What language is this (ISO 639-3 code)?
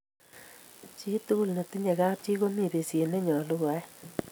kln